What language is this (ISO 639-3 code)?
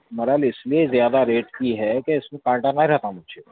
urd